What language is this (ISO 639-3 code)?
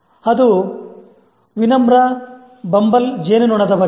kan